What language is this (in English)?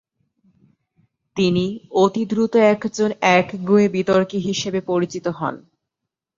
Bangla